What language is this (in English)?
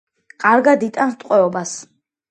Georgian